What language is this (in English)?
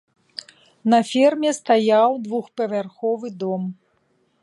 Belarusian